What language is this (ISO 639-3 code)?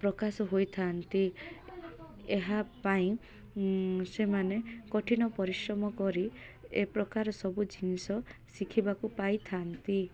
ori